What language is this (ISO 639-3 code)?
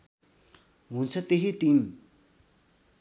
nep